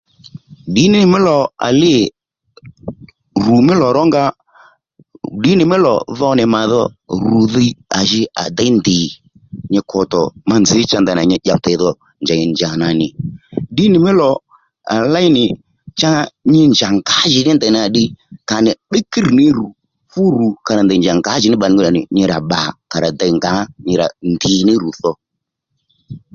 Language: Lendu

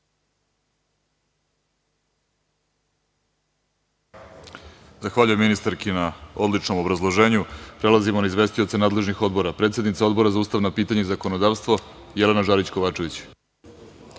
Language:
Serbian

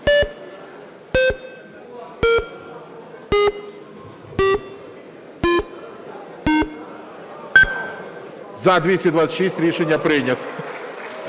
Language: Ukrainian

